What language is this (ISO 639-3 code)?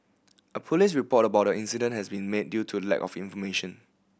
eng